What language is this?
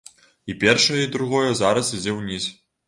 Belarusian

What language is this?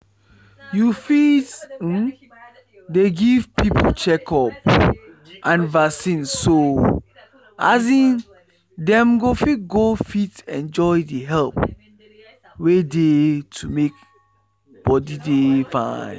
Nigerian Pidgin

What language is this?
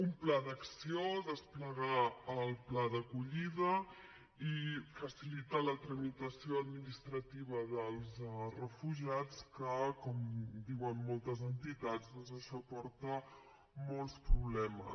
Catalan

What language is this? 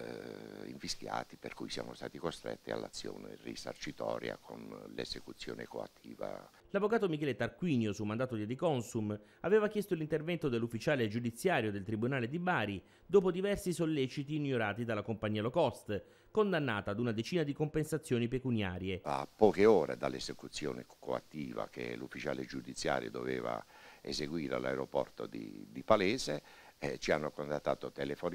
Italian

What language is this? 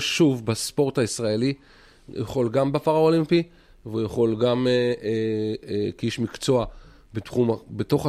Hebrew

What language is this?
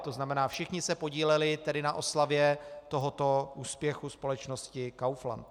Czech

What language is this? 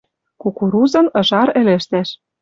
Western Mari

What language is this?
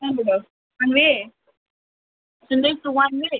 Nepali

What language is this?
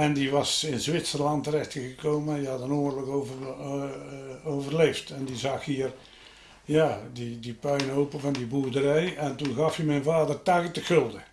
Dutch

